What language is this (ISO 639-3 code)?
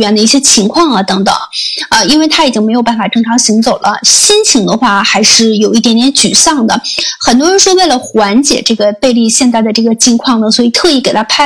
zho